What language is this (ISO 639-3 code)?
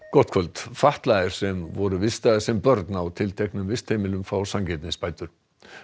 isl